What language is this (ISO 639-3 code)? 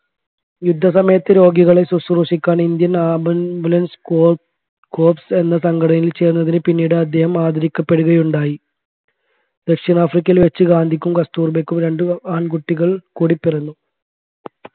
mal